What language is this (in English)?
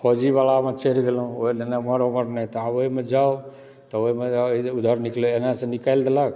Maithili